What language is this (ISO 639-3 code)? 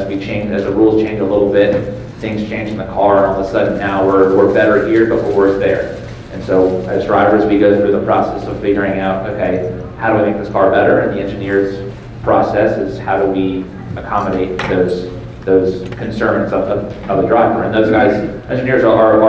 eng